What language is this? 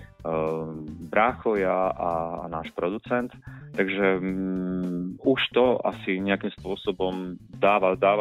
Slovak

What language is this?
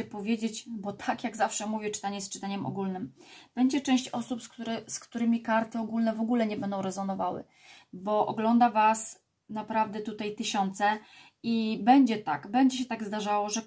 Polish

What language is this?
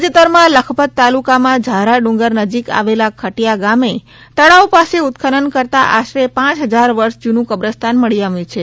Gujarati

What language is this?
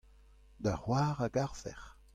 Breton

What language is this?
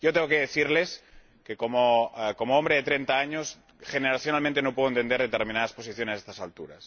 Spanish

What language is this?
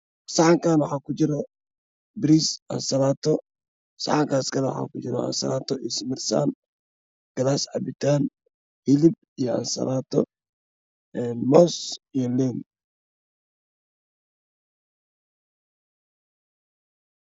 Somali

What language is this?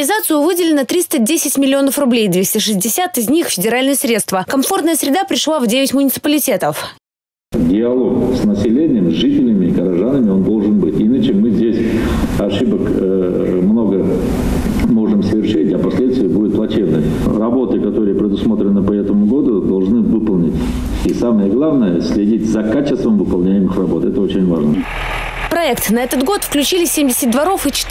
Russian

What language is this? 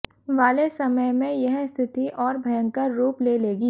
Hindi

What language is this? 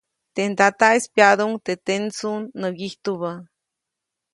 Copainalá Zoque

